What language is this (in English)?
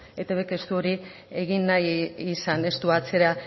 Basque